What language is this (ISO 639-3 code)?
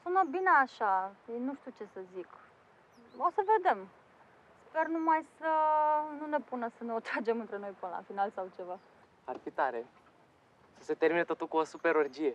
ron